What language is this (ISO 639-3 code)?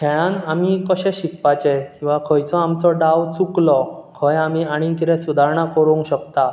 kok